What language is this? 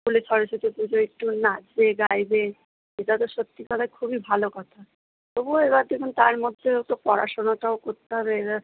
Bangla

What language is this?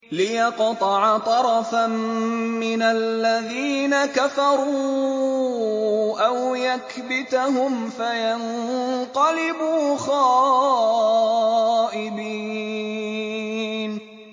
Arabic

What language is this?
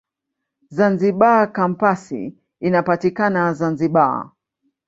Swahili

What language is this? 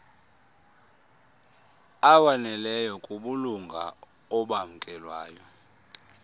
Xhosa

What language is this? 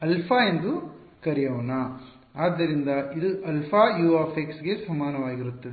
Kannada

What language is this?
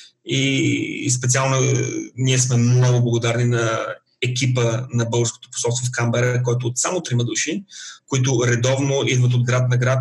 Bulgarian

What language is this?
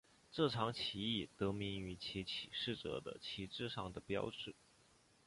Chinese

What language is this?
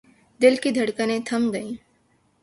Urdu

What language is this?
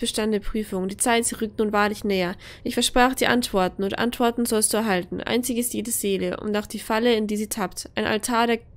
German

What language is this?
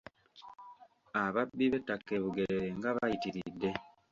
Ganda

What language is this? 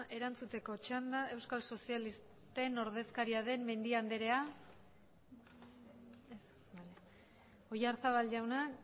Basque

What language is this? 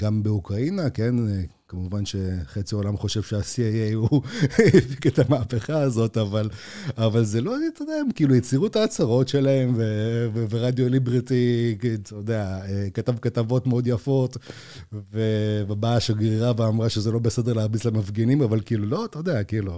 Hebrew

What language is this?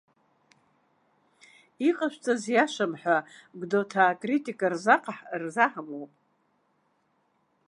Abkhazian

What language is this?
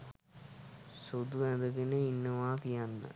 Sinhala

